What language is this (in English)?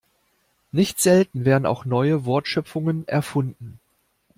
German